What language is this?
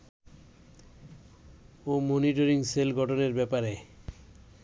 Bangla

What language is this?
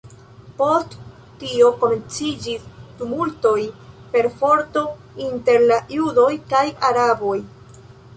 Esperanto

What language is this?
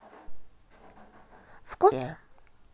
Russian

